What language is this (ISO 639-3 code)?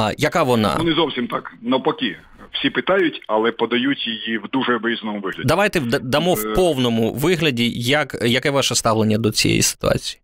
ukr